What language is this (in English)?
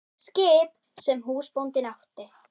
Icelandic